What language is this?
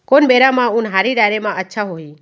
Chhattisgarhi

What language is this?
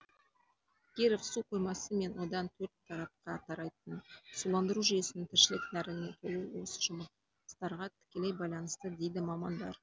Kazakh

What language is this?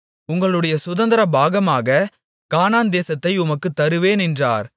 Tamil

